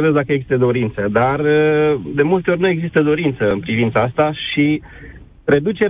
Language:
Romanian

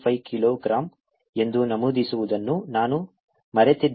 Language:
Kannada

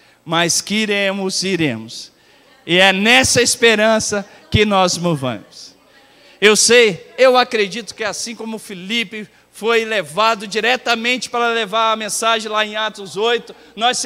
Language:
Portuguese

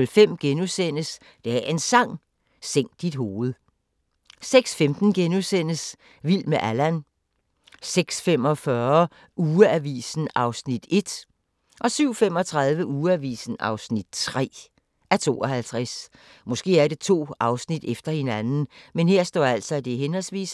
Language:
Danish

